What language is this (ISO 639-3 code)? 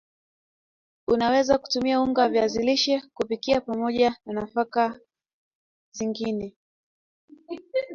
swa